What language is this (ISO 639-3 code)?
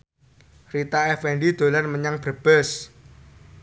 jav